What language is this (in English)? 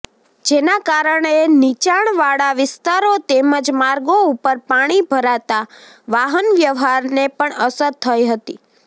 Gujarati